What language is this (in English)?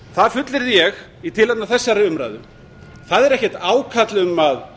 Icelandic